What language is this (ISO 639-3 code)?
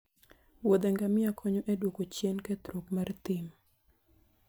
luo